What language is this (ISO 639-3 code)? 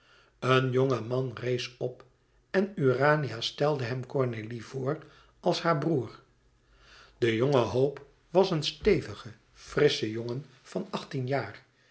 nld